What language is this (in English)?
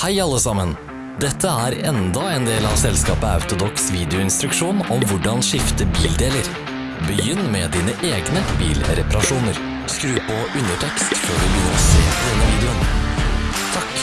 Norwegian